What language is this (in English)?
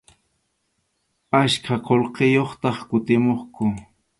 Arequipa-La Unión Quechua